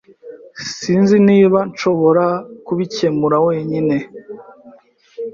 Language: Kinyarwanda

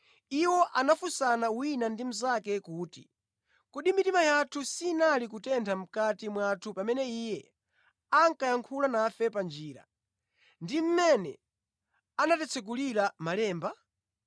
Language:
Nyanja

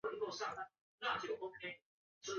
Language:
Chinese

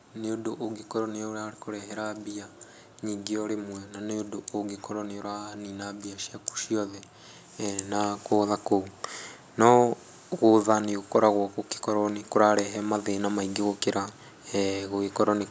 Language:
Kikuyu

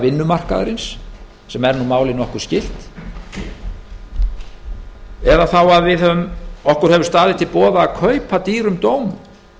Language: Icelandic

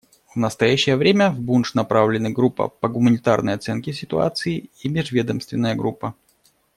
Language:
Russian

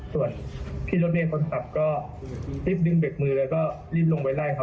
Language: Thai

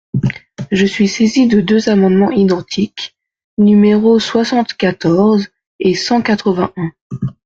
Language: French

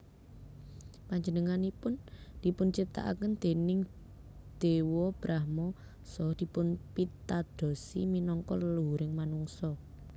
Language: Javanese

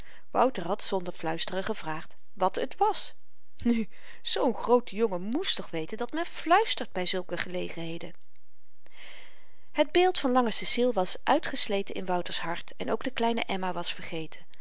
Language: Dutch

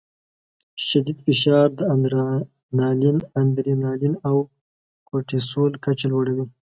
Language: Pashto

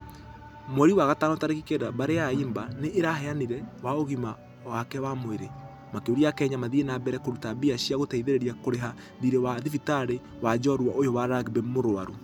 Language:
Kikuyu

